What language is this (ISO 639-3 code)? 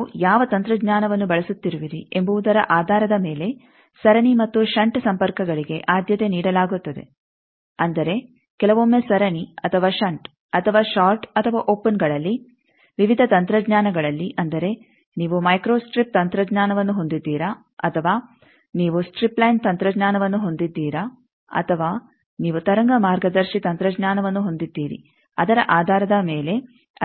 kan